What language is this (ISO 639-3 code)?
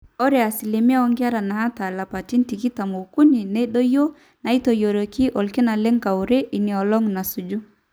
mas